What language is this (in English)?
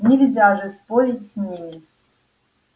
Russian